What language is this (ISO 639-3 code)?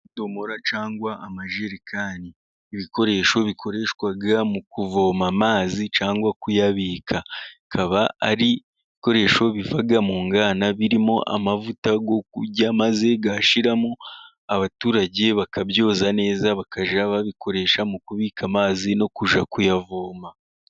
kin